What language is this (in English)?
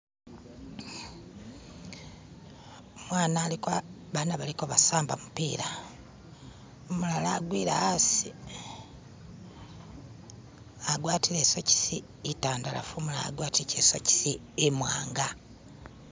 Masaaba